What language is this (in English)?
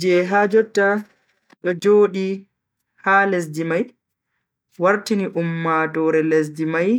Bagirmi Fulfulde